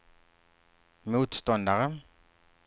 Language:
Swedish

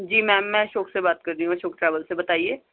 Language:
Urdu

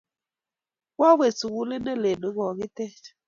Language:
Kalenjin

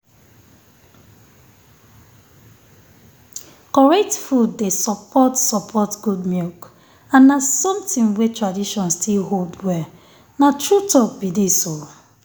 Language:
Nigerian Pidgin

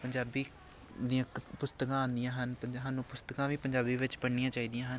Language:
Punjabi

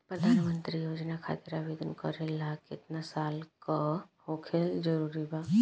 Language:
Bhojpuri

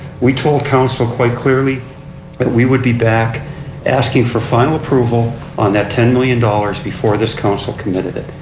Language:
English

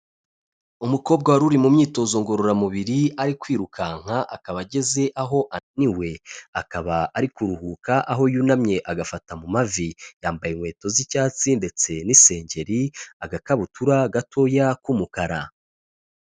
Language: Kinyarwanda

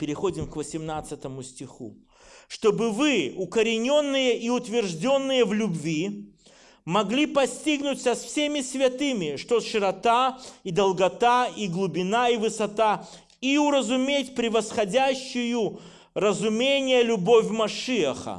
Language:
Russian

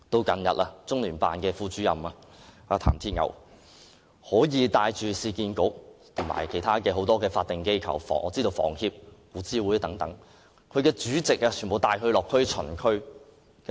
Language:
Cantonese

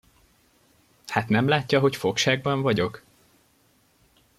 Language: Hungarian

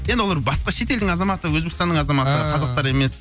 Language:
Kazakh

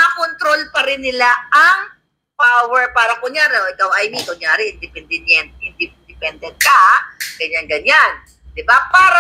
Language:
Filipino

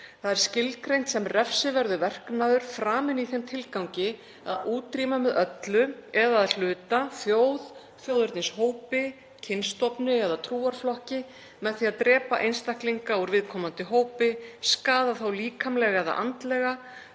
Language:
Icelandic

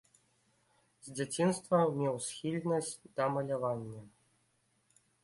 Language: Belarusian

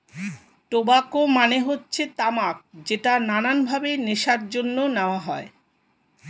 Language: Bangla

